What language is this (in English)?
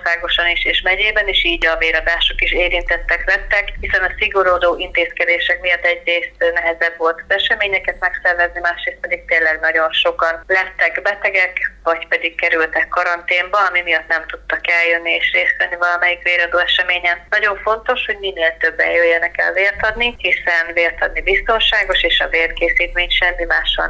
Hungarian